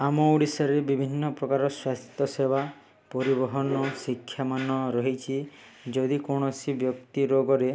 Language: Odia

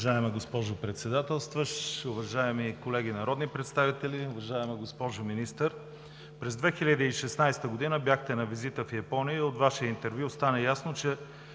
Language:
Bulgarian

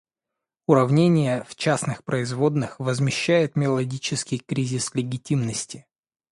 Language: Russian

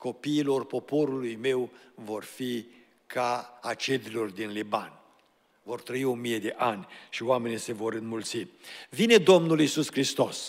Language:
Romanian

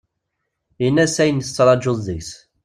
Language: Kabyle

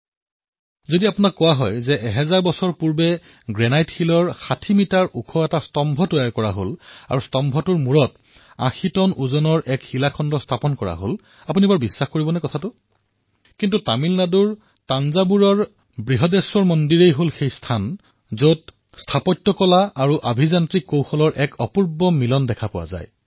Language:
Assamese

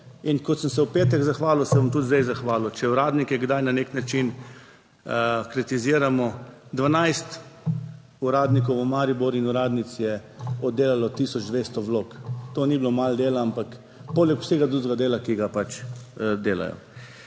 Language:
Slovenian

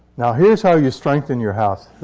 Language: English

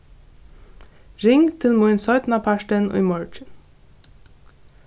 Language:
Faroese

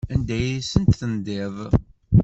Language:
Kabyle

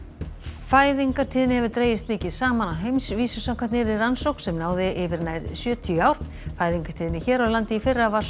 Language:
Icelandic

